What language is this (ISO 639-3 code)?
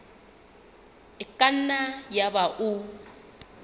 sot